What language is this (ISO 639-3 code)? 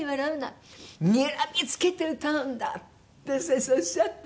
jpn